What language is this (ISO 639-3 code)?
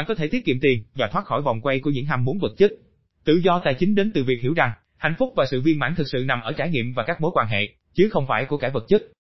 vie